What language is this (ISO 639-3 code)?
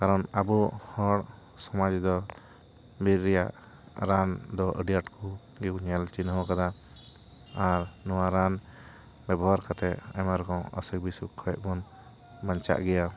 sat